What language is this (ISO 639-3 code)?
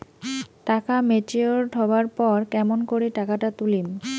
ben